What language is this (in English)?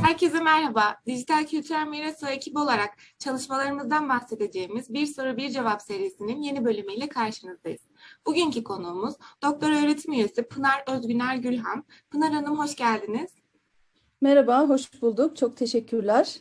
Turkish